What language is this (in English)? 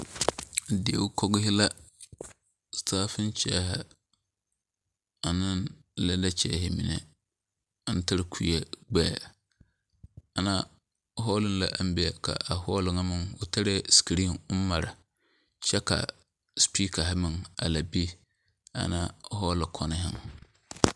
Southern Dagaare